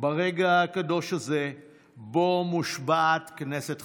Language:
Hebrew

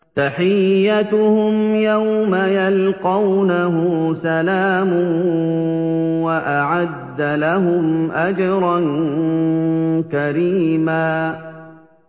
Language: Arabic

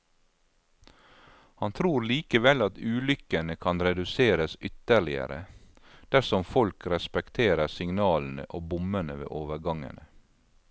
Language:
Norwegian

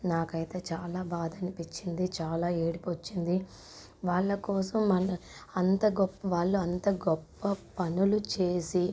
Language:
Telugu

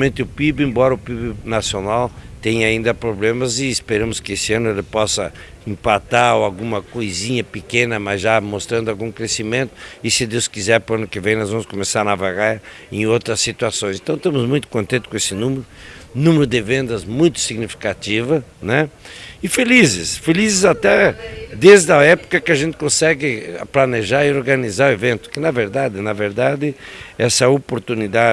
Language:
Portuguese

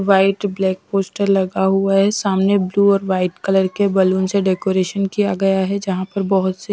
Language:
Hindi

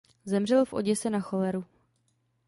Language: Czech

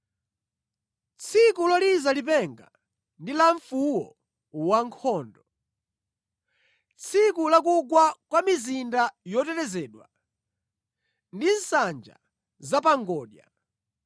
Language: Nyanja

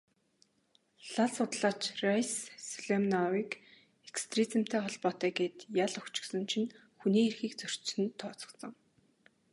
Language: Mongolian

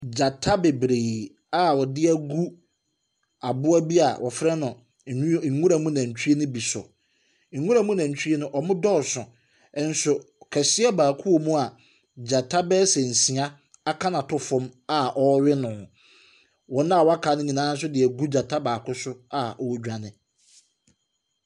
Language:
Akan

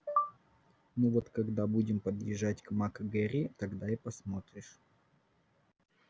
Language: Russian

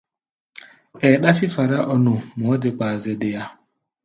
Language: Gbaya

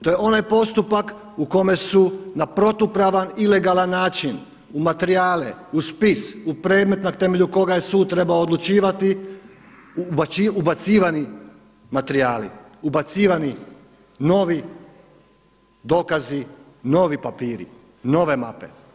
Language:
Croatian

